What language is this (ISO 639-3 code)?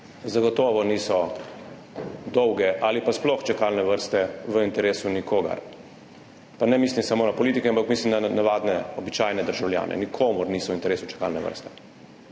slv